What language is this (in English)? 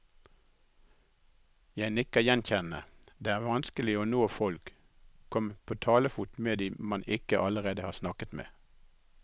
Norwegian